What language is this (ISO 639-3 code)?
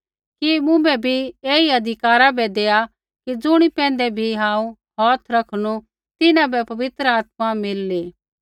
kfx